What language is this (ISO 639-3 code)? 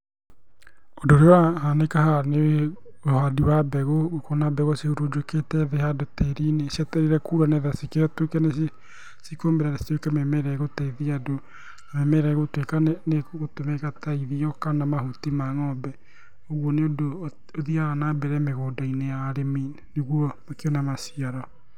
kik